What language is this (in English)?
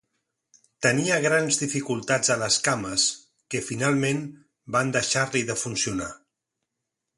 Catalan